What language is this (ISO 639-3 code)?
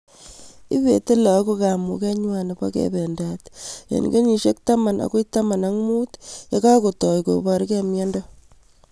kln